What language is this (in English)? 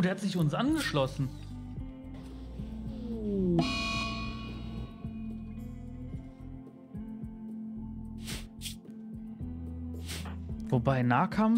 German